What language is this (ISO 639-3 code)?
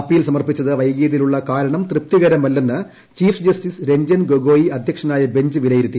mal